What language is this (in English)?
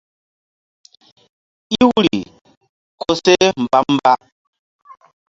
Mbum